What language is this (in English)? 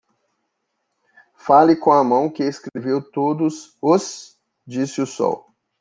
Portuguese